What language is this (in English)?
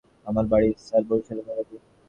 Bangla